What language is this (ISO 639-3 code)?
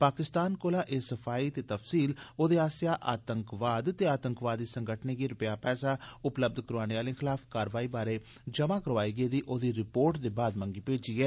doi